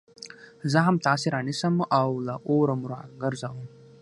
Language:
Pashto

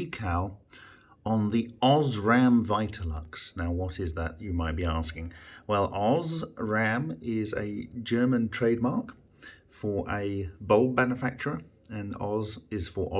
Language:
English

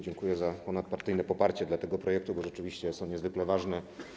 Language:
Polish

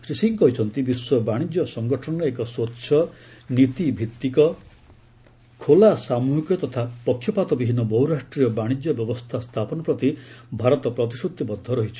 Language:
Odia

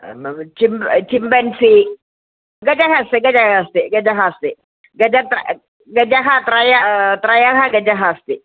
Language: Sanskrit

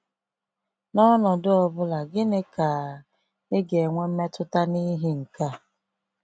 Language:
Igbo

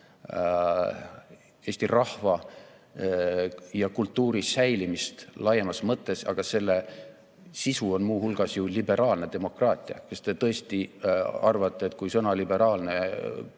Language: Estonian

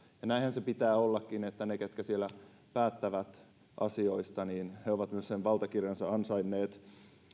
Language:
Finnish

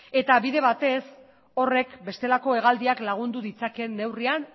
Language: Basque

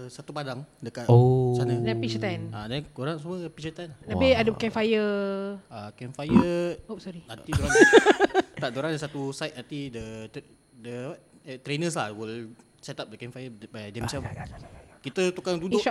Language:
Malay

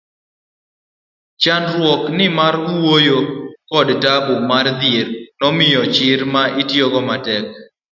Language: Luo (Kenya and Tanzania)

